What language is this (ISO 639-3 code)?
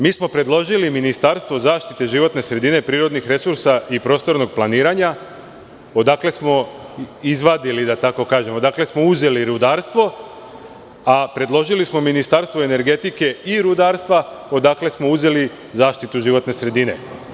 srp